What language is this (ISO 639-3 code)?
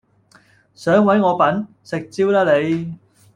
yue